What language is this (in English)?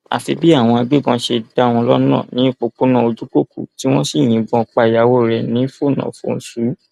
Yoruba